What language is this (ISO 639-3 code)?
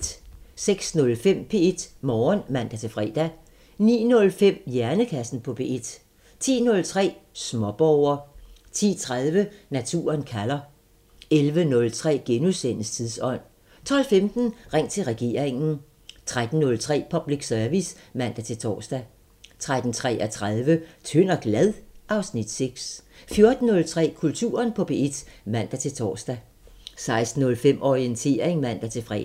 dan